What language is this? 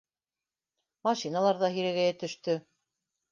Bashkir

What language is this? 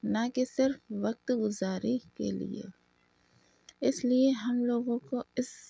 Urdu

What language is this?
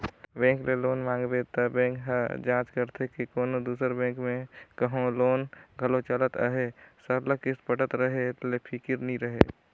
Chhattisgarhi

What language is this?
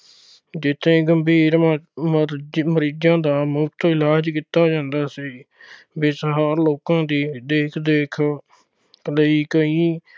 Punjabi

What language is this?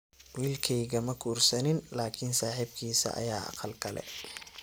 Somali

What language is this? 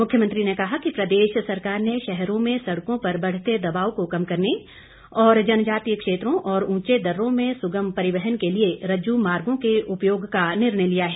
Hindi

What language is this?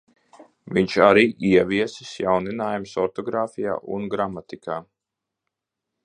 Latvian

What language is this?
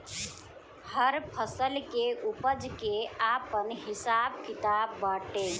Bhojpuri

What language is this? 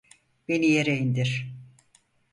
Turkish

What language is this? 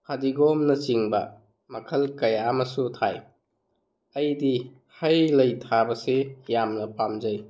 Manipuri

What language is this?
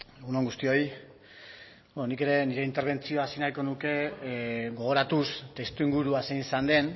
Basque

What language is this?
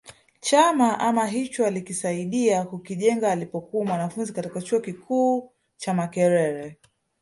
Swahili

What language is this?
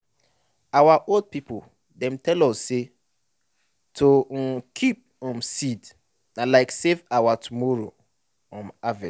Nigerian Pidgin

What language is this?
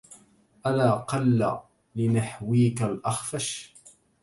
Arabic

